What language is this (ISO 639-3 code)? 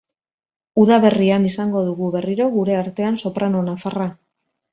eus